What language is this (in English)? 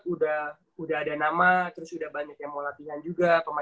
Indonesian